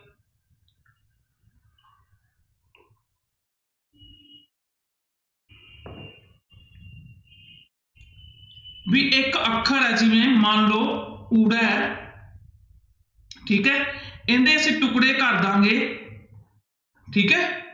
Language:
Punjabi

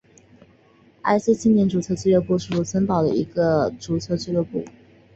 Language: Chinese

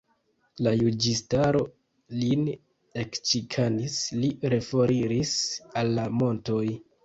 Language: Esperanto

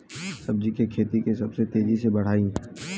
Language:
Bhojpuri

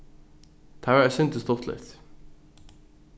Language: Faroese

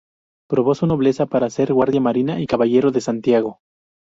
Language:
Spanish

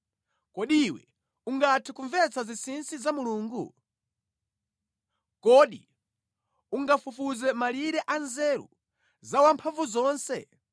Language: Nyanja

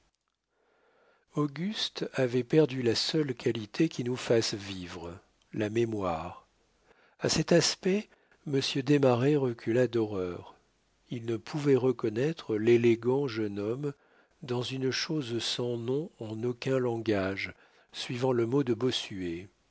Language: French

